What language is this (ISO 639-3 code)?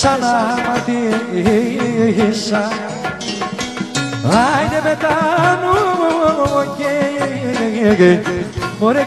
ell